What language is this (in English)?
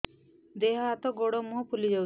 Odia